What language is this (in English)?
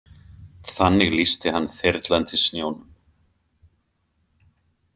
Icelandic